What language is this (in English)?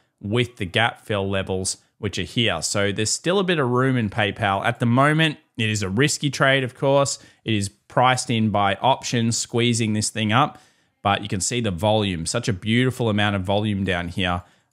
English